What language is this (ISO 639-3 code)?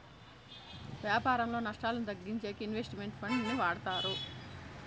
tel